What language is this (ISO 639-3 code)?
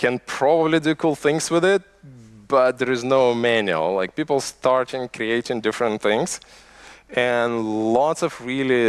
eng